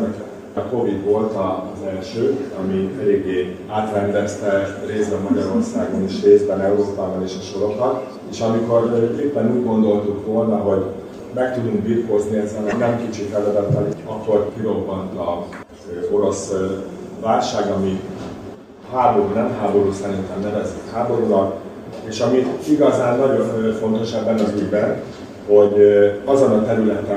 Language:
Hungarian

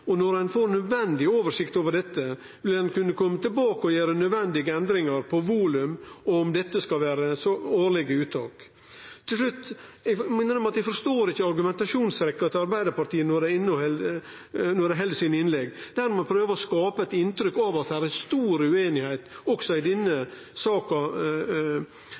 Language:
Norwegian Nynorsk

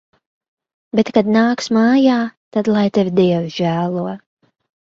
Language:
Latvian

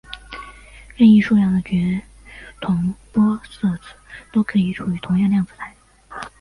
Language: Chinese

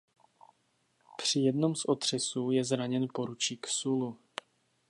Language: Czech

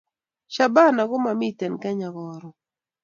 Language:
Kalenjin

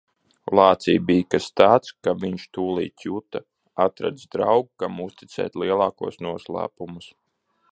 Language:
Latvian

